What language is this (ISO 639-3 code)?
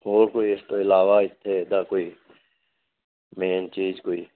pan